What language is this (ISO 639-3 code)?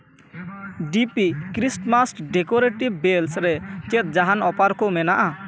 sat